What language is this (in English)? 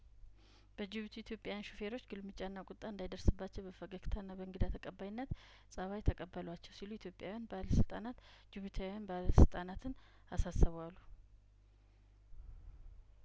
Amharic